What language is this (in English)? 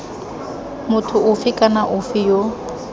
Tswana